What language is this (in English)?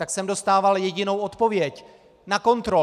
Czech